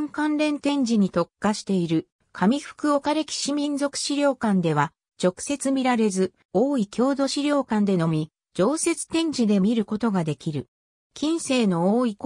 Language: Japanese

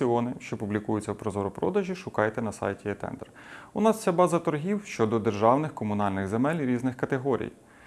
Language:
Ukrainian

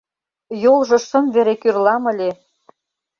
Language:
Mari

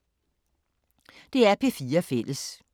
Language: Danish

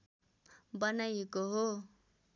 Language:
Nepali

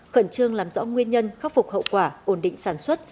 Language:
Vietnamese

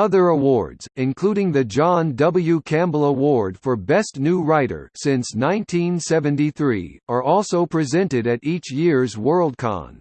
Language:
English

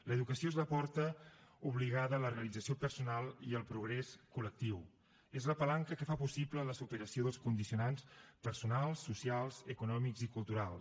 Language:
Catalan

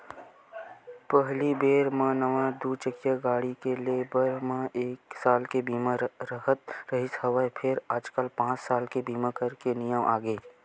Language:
Chhattisgarhi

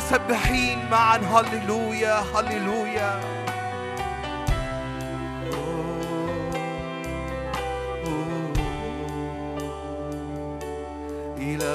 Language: Arabic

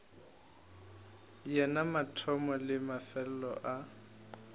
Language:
Northern Sotho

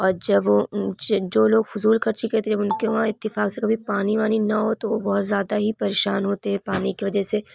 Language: Urdu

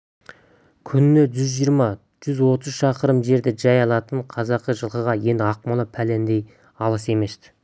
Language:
Kazakh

